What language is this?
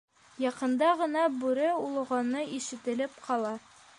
Bashkir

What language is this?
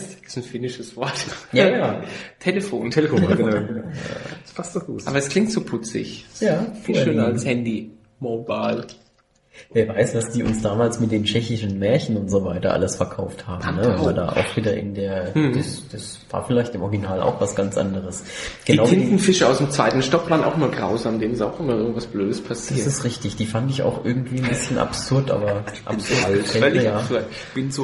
German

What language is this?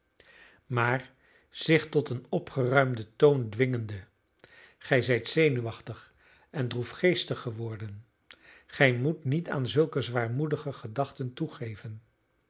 Dutch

